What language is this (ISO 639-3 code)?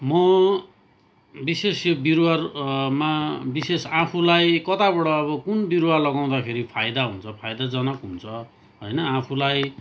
nep